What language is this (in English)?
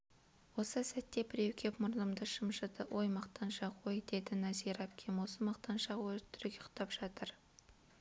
Kazakh